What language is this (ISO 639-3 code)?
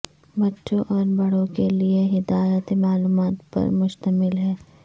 urd